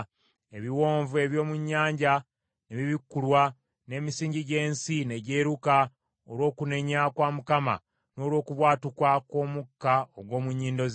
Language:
Ganda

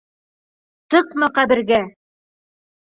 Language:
Bashkir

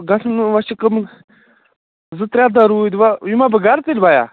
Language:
Kashmiri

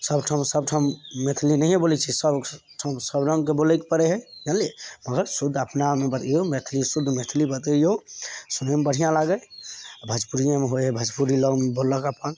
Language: Maithili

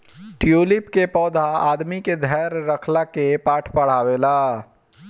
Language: Bhojpuri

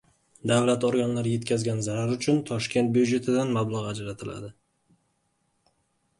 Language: Uzbek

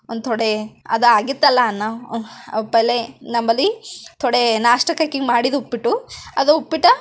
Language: Kannada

